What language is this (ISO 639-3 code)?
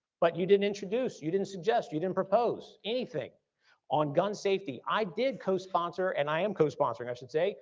eng